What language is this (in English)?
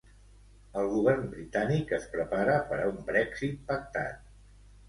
Catalan